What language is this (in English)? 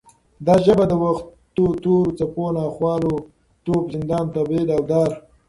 Pashto